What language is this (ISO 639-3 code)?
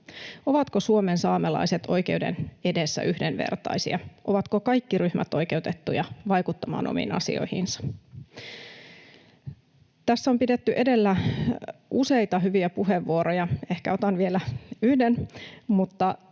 fin